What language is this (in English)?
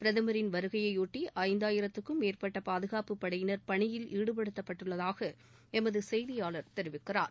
Tamil